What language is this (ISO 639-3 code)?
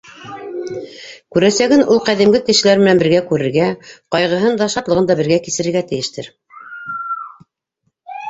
bak